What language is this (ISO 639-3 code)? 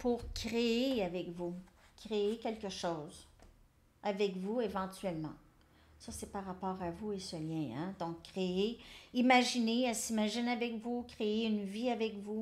fra